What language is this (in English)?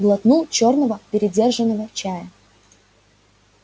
Russian